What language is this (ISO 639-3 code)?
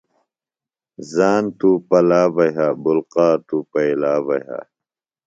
phl